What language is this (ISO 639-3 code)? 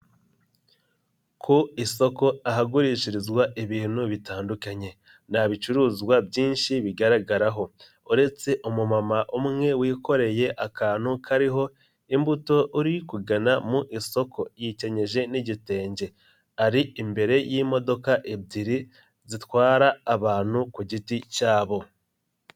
kin